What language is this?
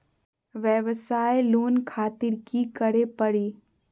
Magahi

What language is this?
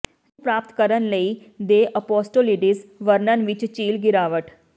Punjabi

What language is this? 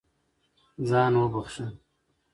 Pashto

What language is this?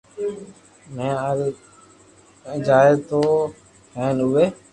Loarki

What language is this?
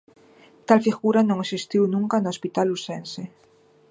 Galician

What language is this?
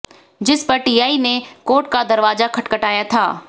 Hindi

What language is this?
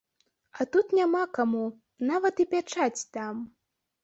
Belarusian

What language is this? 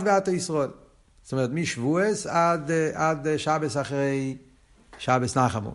Hebrew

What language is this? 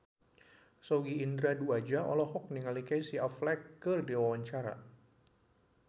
Sundanese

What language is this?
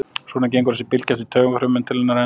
Icelandic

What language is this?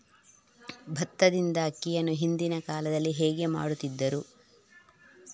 Kannada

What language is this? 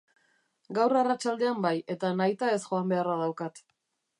Basque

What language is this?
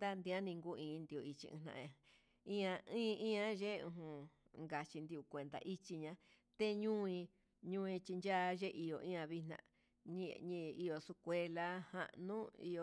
Huitepec Mixtec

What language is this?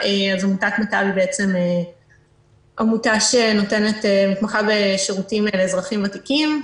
Hebrew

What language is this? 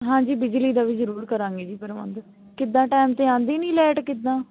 Punjabi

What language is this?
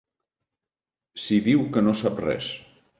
Catalan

